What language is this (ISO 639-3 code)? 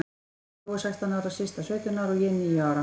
isl